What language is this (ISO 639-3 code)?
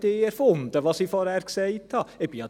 gsw